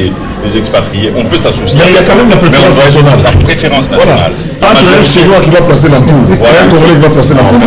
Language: French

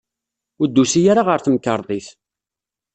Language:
Kabyle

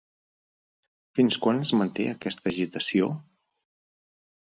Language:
Catalan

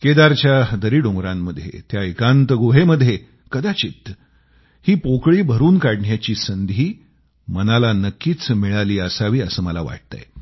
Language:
Marathi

